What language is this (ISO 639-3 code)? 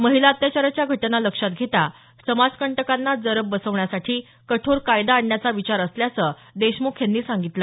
mar